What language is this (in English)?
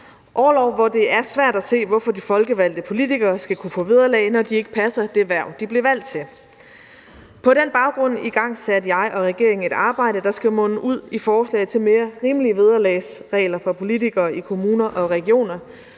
Danish